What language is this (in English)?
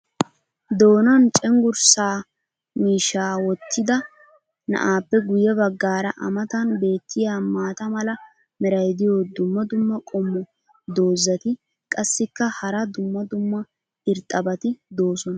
Wolaytta